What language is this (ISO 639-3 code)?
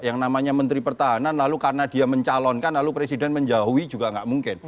ind